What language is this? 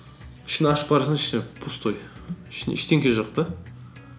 Kazakh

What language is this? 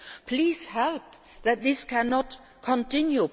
English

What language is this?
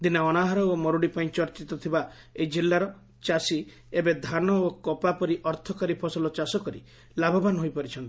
Odia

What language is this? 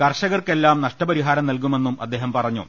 Malayalam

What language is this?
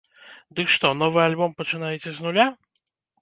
Belarusian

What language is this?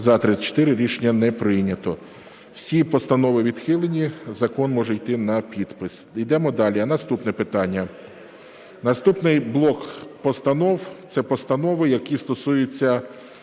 Ukrainian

